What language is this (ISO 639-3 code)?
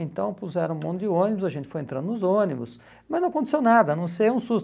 por